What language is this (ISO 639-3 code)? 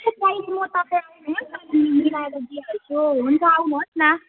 nep